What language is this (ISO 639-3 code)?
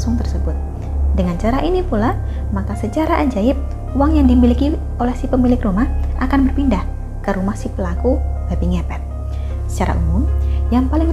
ind